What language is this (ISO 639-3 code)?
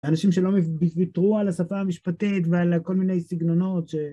heb